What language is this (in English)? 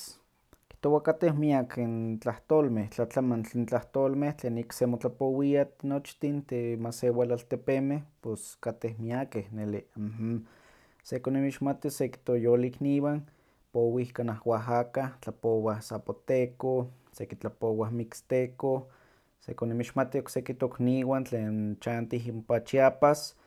Huaxcaleca Nahuatl